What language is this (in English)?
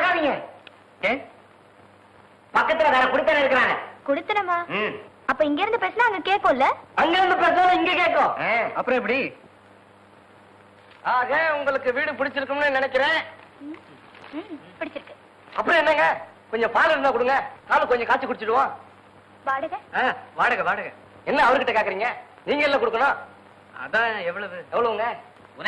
Indonesian